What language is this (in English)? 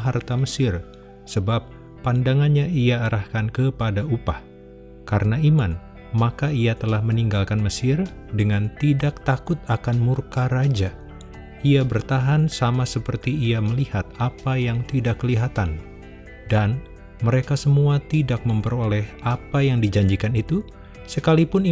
Indonesian